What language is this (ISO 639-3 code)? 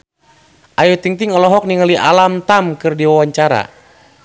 sun